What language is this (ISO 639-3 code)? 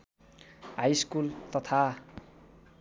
nep